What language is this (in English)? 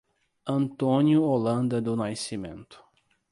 Portuguese